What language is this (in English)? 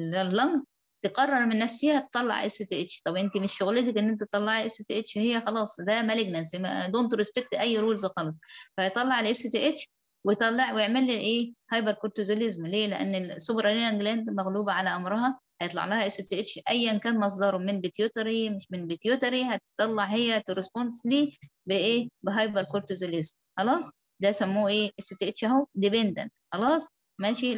Arabic